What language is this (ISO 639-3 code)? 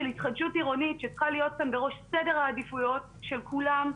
heb